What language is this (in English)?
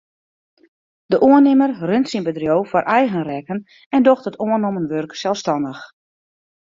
Western Frisian